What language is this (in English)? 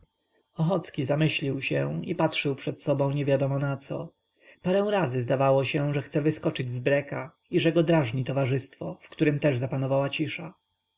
Polish